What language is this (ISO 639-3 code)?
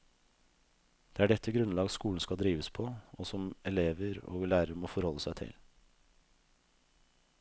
nor